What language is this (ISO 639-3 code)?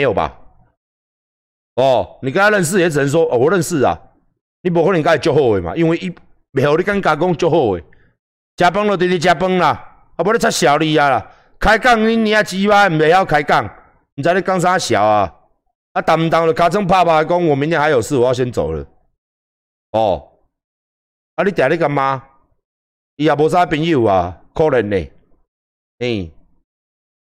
zho